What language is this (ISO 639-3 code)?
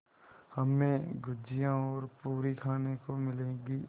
hin